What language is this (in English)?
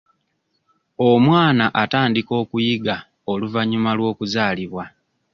Ganda